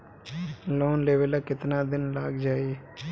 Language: Bhojpuri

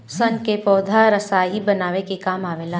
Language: Bhojpuri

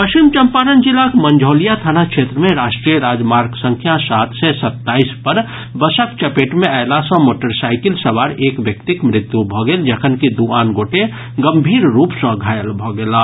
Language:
Maithili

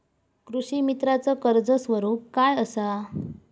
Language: Marathi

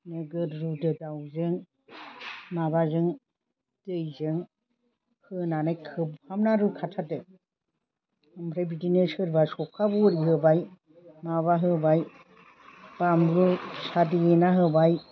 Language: Bodo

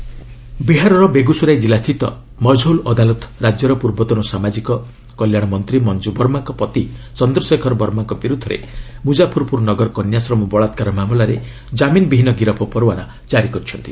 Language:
Odia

